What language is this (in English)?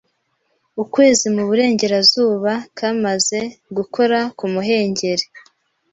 Kinyarwanda